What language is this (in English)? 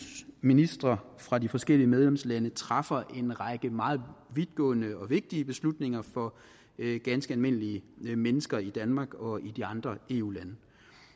Danish